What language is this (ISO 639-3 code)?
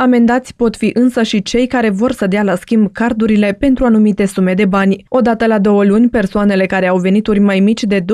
ron